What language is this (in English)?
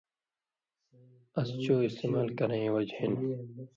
Indus Kohistani